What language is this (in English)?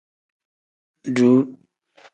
Tem